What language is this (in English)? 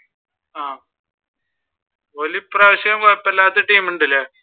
Malayalam